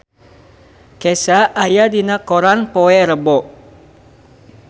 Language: Sundanese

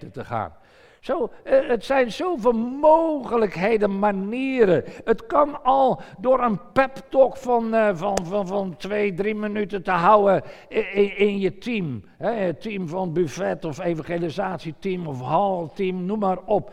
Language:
Dutch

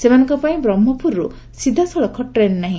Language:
Odia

